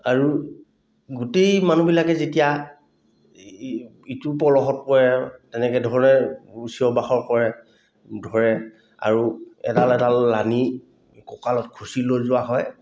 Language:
Assamese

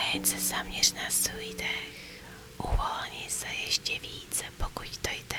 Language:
Czech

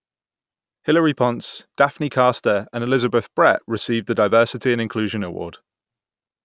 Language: English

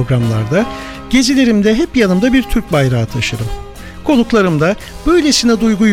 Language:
Turkish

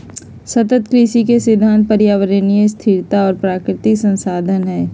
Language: Magahi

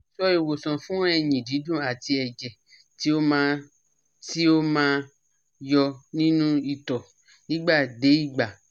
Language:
Yoruba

